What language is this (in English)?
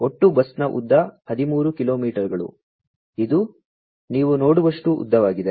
Kannada